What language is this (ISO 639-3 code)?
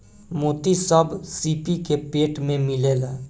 bho